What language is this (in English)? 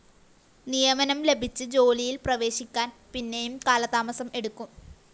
Malayalam